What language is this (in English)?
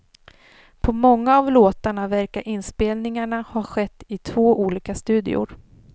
Swedish